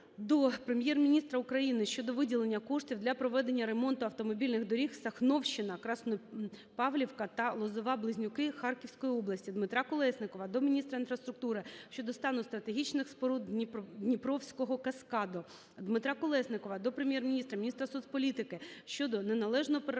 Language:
Ukrainian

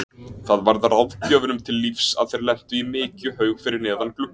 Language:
Icelandic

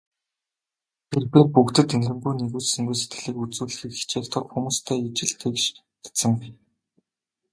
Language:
Mongolian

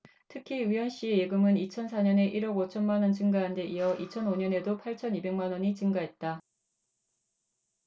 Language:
Korean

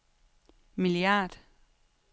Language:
Danish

